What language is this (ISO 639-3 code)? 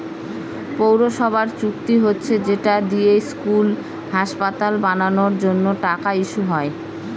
ben